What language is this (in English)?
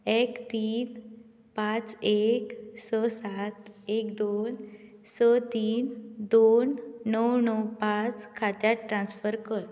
Konkani